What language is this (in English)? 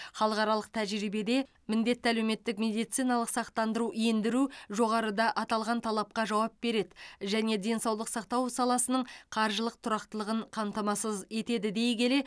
Kazakh